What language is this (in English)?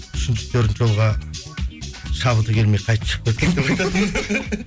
Kazakh